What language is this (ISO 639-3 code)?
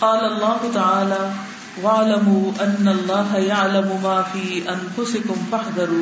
urd